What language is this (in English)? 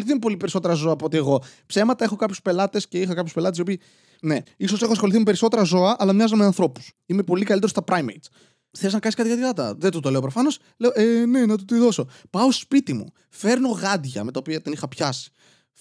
Greek